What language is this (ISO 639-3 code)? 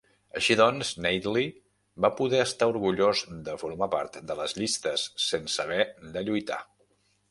cat